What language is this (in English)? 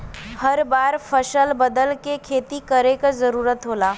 Bhojpuri